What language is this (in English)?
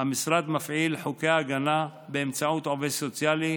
Hebrew